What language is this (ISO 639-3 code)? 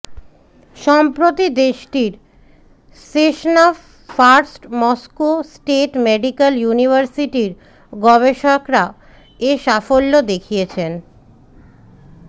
ben